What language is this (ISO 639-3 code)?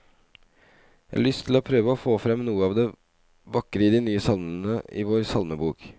nor